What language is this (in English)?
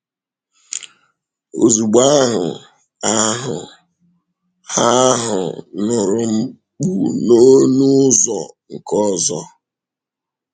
Igbo